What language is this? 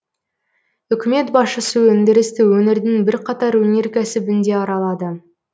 Kazakh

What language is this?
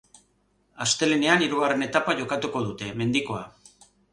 Basque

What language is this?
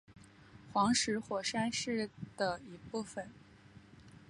Chinese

